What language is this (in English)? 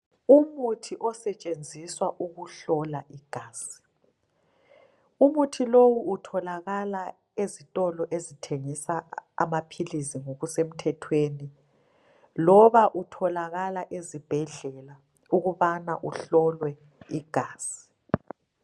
North Ndebele